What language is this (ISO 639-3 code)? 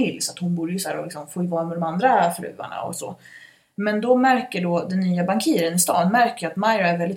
swe